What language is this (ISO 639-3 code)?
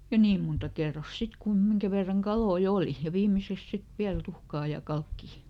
fin